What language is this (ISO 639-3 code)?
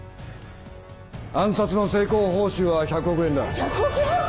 jpn